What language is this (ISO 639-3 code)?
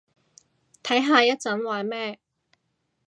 yue